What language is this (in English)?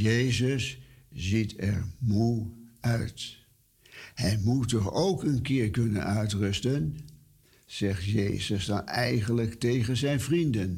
Dutch